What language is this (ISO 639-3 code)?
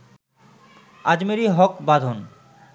ben